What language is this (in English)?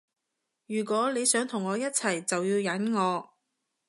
Cantonese